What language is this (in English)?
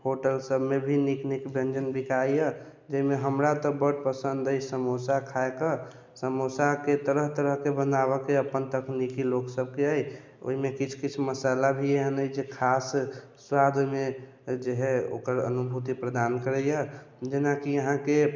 Maithili